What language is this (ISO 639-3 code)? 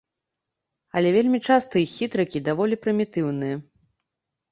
bel